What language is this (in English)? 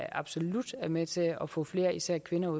Danish